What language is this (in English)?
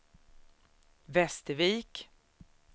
Swedish